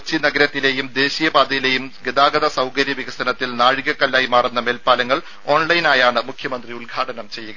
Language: Malayalam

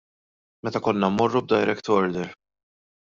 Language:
Maltese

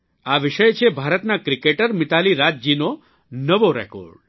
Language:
Gujarati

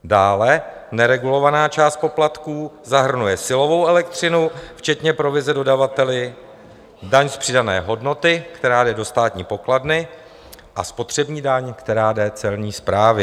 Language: Czech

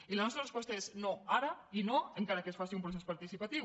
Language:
Catalan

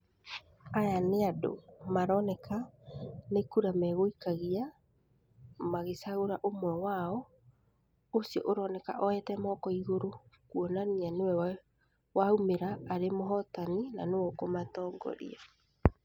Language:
Kikuyu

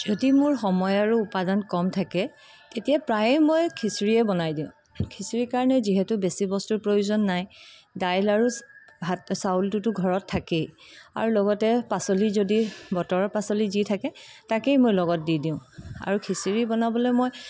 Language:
Assamese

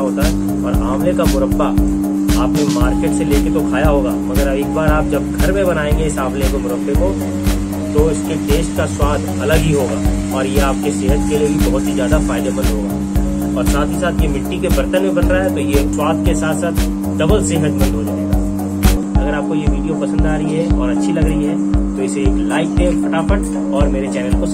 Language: Hindi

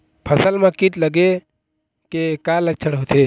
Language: Chhattisgarhi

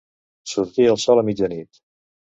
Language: Catalan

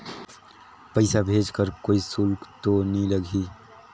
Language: Chhattisgarhi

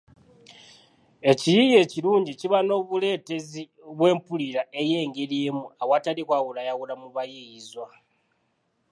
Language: Ganda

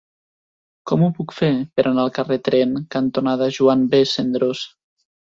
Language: Catalan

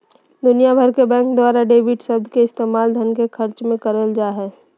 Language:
Magahi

